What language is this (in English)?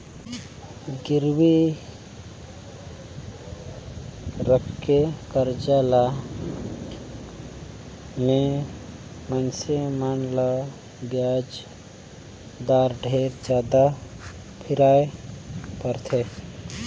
Chhattisgarhi